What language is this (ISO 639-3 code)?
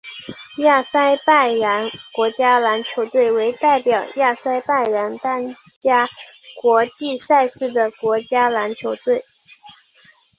zho